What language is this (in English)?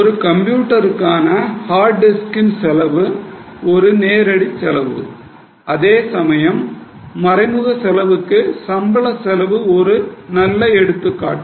Tamil